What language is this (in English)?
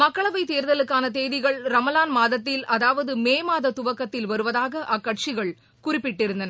Tamil